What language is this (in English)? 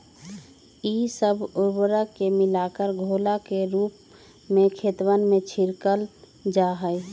Magahi